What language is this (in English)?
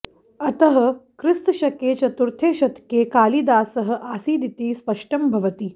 Sanskrit